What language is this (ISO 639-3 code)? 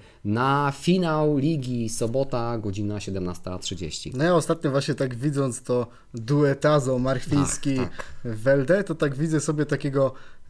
pol